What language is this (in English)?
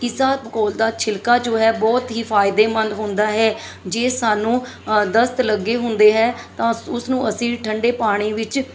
Punjabi